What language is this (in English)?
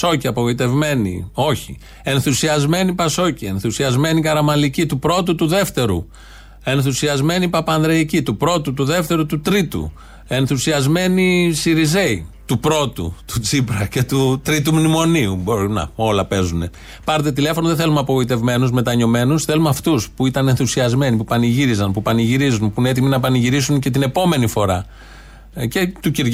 Greek